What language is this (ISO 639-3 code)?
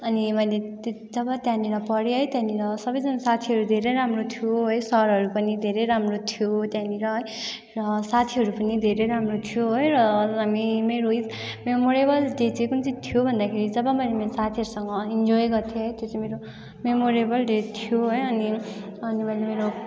nep